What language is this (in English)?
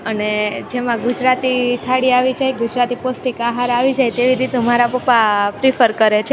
Gujarati